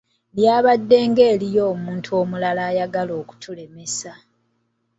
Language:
Ganda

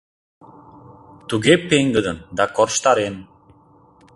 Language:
Mari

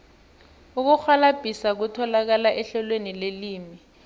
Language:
South Ndebele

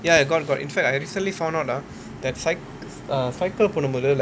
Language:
English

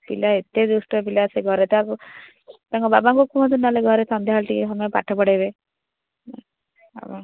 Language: Odia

